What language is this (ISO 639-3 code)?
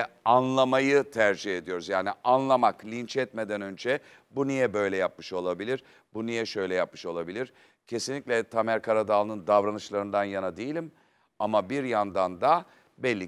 tur